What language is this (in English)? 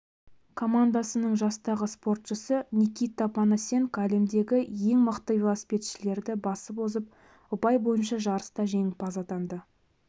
Kazakh